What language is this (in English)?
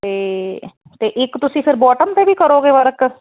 Punjabi